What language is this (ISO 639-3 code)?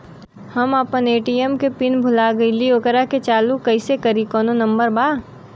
bho